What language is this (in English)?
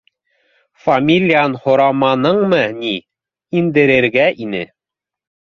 Bashkir